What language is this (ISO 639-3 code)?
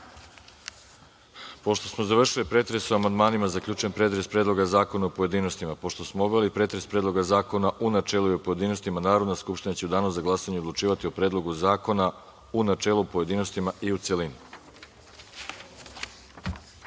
srp